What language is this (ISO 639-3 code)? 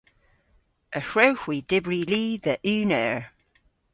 cor